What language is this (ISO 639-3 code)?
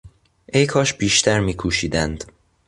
fas